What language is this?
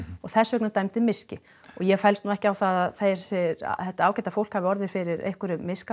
Icelandic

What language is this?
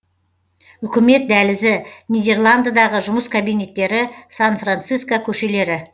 Kazakh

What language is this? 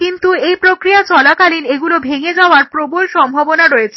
Bangla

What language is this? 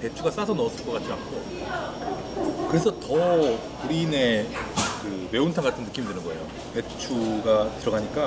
Korean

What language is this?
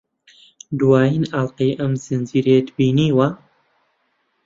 Central Kurdish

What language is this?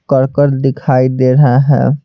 Hindi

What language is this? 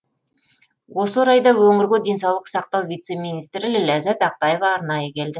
Kazakh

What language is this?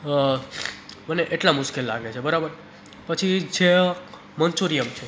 Gujarati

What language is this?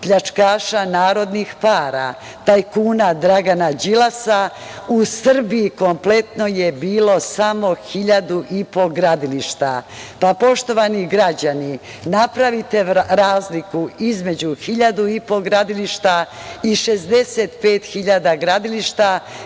Serbian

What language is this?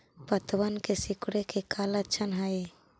Magahi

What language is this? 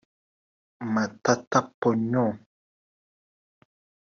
Kinyarwanda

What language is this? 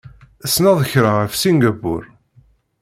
Kabyle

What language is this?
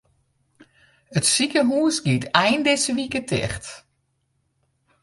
Western Frisian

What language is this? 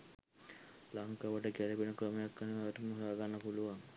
Sinhala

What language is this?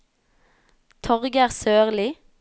Norwegian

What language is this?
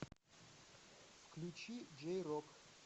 Russian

